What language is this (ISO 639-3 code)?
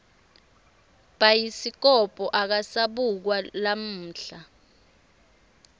ssw